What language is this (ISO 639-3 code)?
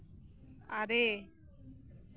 sat